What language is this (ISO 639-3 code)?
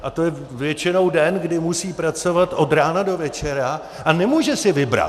ces